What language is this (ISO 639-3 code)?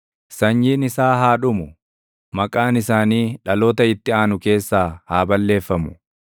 orm